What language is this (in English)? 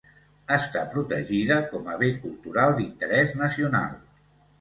Catalan